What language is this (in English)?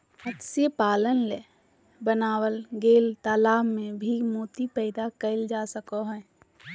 Magahi